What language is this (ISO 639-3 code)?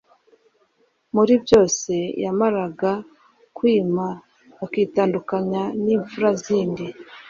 kin